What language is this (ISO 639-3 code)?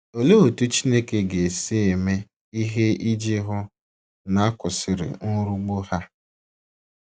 ibo